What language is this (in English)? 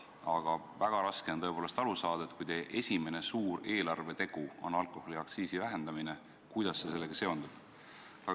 Estonian